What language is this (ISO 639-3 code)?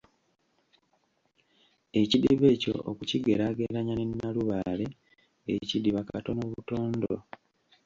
lug